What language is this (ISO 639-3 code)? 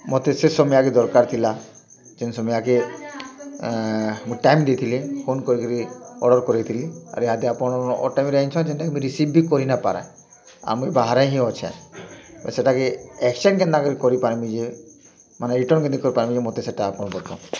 ori